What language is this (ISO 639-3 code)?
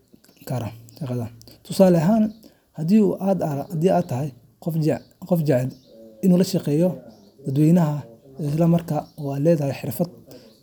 som